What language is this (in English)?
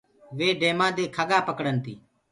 Gurgula